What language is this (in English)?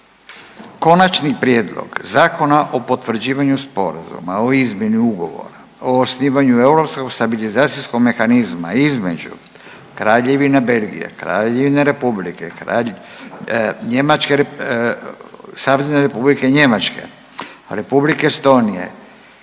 Croatian